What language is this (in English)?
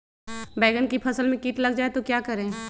Magahi